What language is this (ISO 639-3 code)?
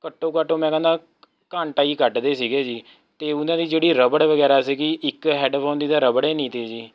pan